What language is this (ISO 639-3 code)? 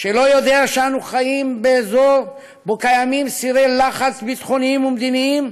heb